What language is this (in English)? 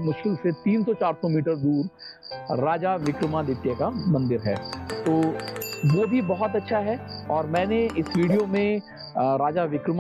Hindi